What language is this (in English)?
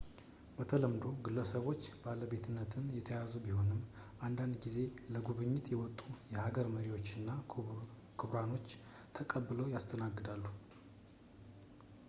Amharic